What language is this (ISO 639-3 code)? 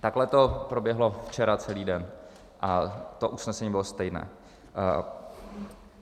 ces